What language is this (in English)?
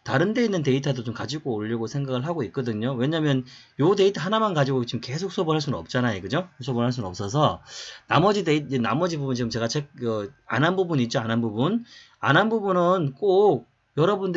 Korean